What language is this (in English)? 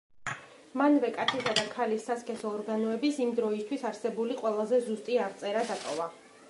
Georgian